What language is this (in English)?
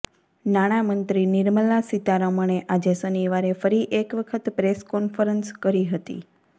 Gujarati